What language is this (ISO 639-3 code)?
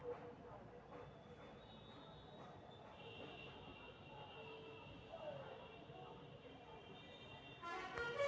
mag